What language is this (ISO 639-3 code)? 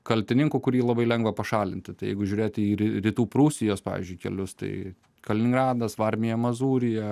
lit